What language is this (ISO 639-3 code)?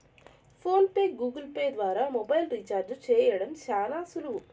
tel